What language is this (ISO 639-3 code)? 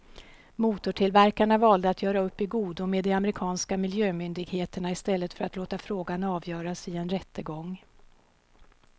swe